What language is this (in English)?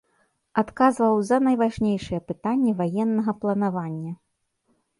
Belarusian